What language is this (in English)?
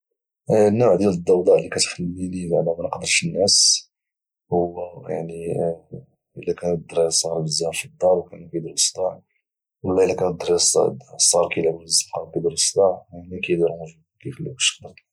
Moroccan Arabic